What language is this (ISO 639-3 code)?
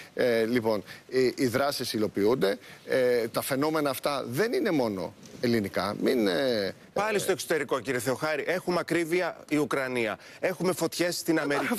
ell